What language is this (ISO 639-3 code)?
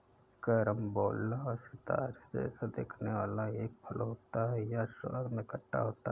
hin